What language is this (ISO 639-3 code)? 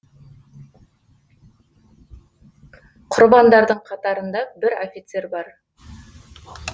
kaz